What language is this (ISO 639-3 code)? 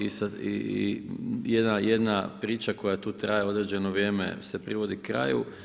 hrv